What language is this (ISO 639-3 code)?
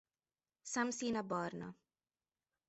hun